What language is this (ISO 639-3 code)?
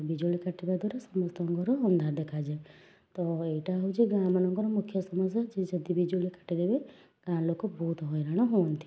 ori